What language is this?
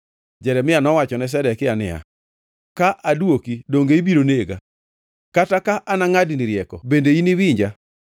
Luo (Kenya and Tanzania)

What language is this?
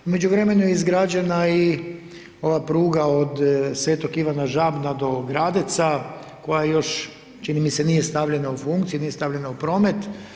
Croatian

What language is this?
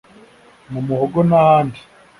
Kinyarwanda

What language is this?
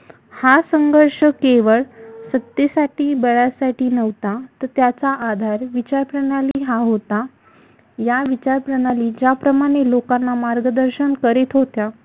Marathi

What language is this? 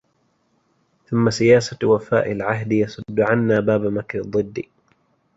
Arabic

